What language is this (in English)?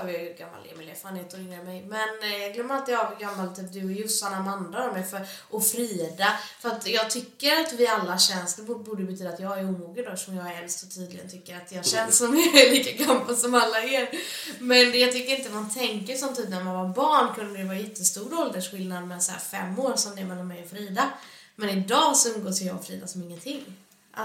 Swedish